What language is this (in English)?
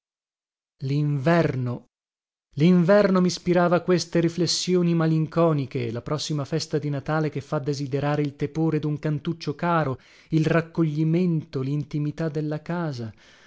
Italian